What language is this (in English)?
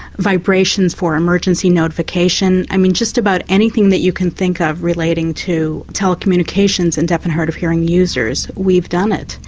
English